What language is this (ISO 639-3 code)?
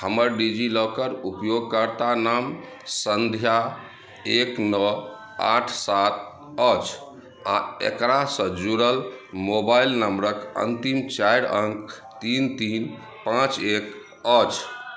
mai